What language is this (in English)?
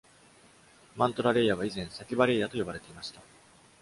Japanese